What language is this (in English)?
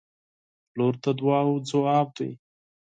Pashto